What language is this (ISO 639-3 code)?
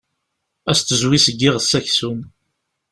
kab